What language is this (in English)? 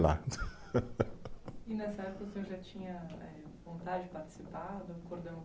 Portuguese